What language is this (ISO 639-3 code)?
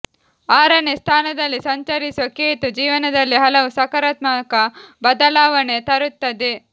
kan